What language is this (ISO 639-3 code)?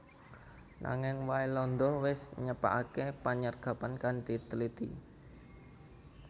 jav